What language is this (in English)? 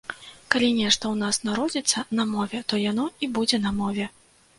Belarusian